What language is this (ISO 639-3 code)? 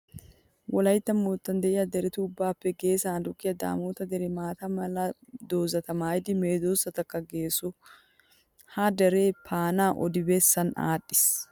wal